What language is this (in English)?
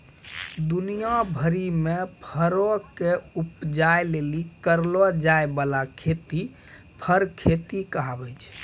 Maithili